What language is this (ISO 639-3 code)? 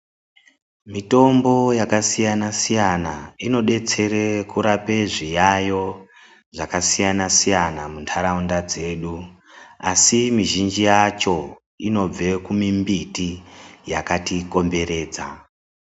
ndc